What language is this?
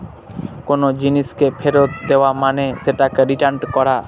Bangla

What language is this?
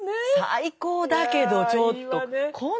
Japanese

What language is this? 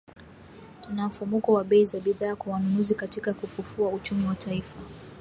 Swahili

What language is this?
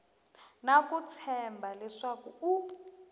Tsonga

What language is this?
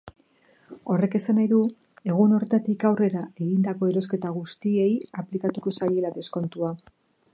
Basque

